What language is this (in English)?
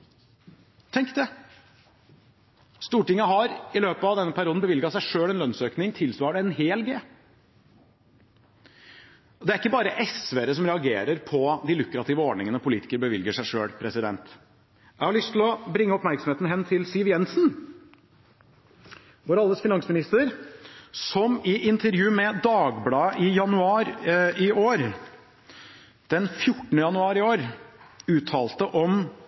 Norwegian Bokmål